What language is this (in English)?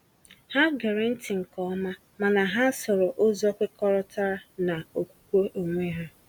Igbo